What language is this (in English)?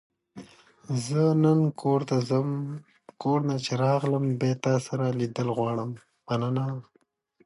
Pashto